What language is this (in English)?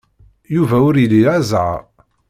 Kabyle